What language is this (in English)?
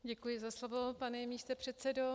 Czech